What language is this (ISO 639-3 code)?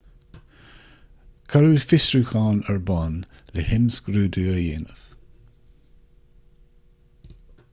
gle